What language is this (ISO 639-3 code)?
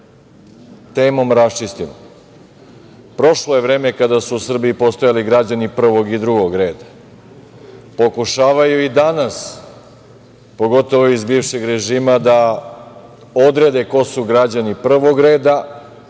srp